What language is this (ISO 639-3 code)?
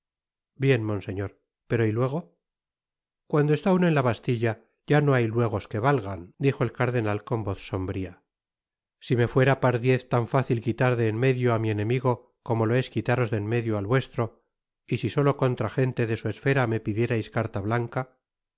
spa